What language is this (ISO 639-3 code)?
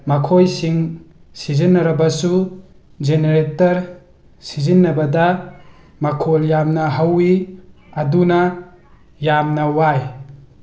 mni